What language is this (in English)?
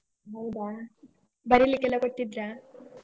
Kannada